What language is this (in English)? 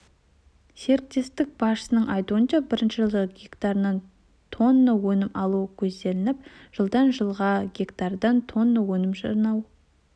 Kazakh